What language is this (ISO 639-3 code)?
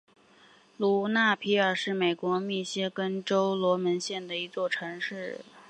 zho